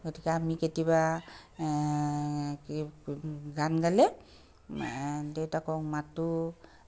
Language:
Assamese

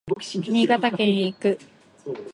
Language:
Japanese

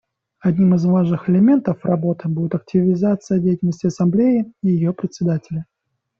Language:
Russian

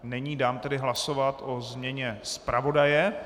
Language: Czech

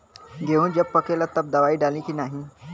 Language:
Bhojpuri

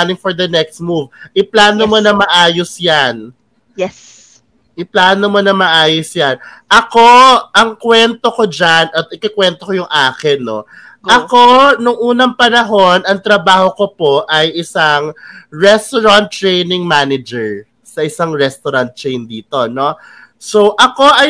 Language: Filipino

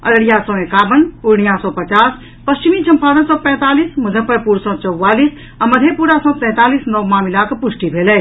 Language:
Maithili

